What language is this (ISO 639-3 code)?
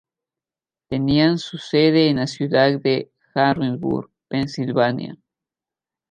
spa